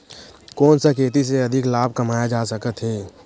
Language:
Chhattisgarhi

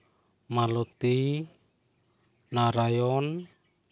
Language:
Santali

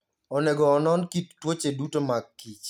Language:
Luo (Kenya and Tanzania)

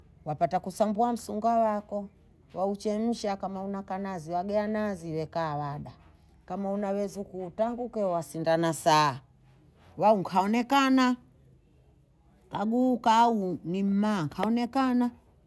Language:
Bondei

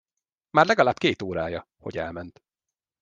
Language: Hungarian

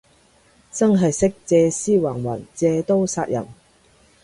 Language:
Cantonese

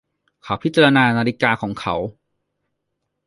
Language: Thai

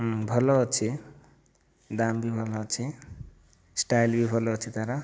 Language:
Odia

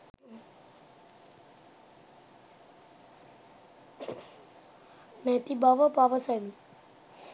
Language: Sinhala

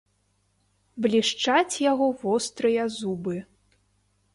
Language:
Belarusian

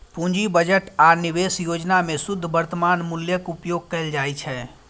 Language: Maithili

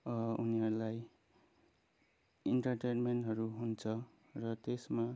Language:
Nepali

